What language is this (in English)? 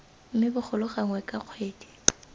Tswana